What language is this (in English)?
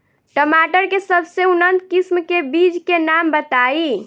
Bhojpuri